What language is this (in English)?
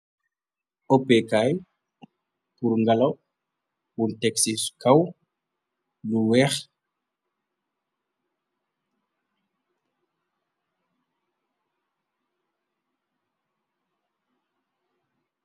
Wolof